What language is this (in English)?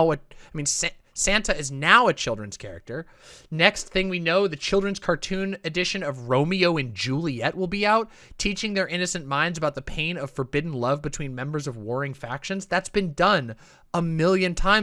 English